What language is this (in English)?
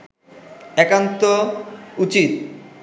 Bangla